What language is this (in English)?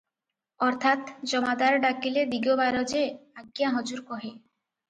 Odia